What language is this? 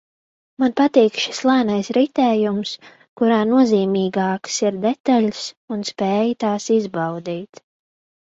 Latvian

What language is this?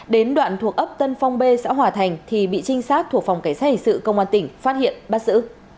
Vietnamese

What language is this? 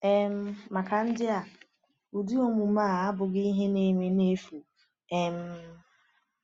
Igbo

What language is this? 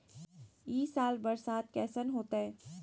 Magahi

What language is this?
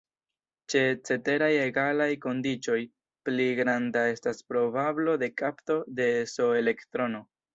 Esperanto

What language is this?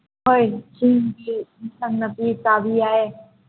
Manipuri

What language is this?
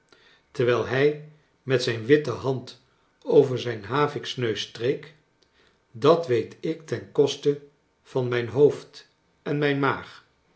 Dutch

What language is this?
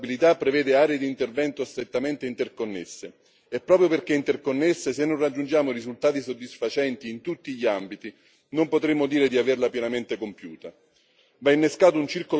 Italian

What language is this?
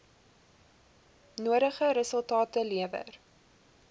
Afrikaans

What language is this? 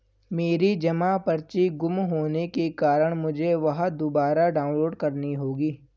Hindi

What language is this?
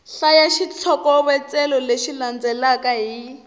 Tsonga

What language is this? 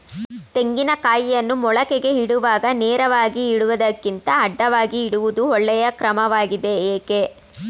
Kannada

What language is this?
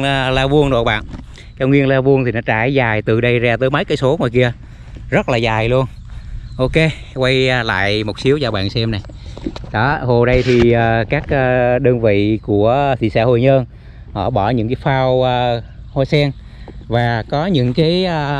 Vietnamese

